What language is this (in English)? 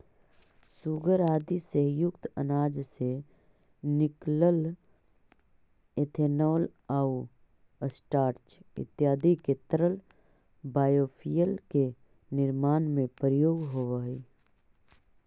Magahi